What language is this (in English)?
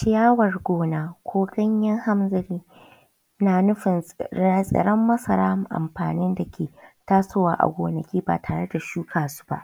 Hausa